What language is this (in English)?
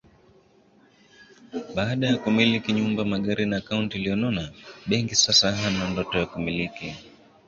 Swahili